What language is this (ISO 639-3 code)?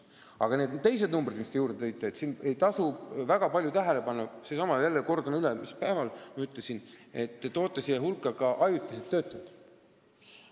est